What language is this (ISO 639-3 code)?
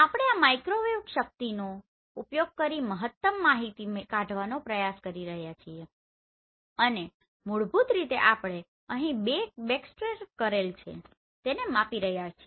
guj